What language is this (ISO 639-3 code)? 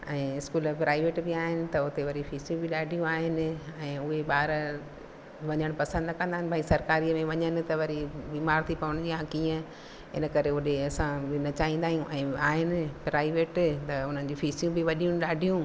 snd